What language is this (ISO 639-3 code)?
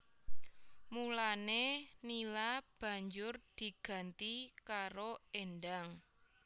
jav